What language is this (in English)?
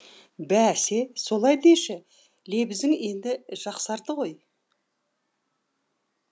Kazakh